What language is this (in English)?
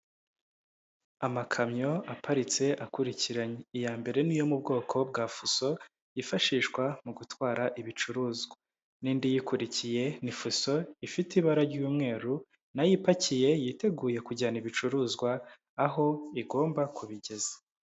Kinyarwanda